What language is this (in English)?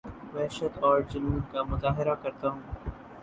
Urdu